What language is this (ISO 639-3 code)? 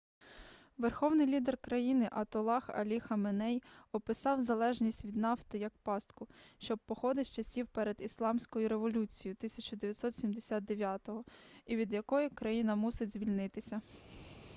ukr